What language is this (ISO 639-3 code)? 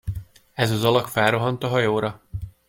hun